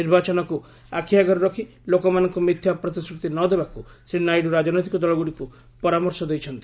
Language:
Odia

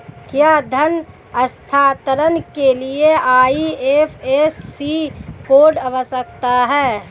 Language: Hindi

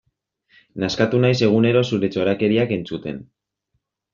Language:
Basque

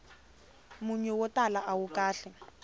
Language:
Tsonga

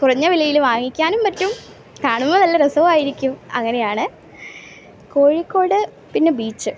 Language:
Malayalam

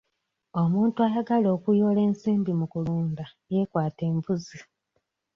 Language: Ganda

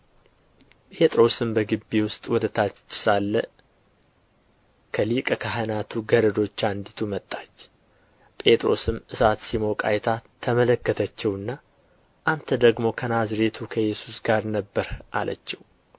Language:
Amharic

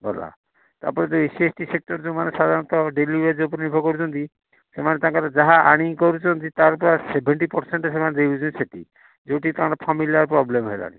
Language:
Odia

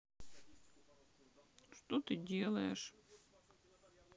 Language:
Russian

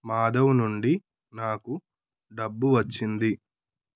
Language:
Telugu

